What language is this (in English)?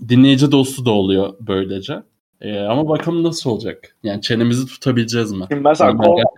Turkish